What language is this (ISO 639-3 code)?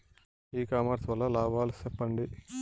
tel